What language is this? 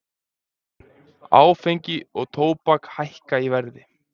Icelandic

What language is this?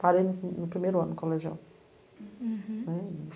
Portuguese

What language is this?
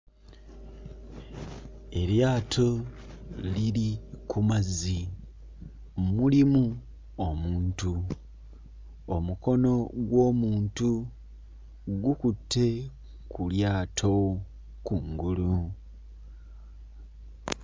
Ganda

